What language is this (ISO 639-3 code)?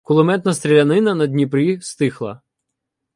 ukr